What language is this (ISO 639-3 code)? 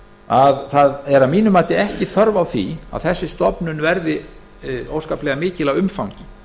isl